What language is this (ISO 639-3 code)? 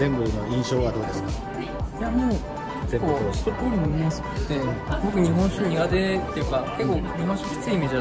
jpn